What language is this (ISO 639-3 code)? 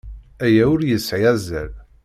kab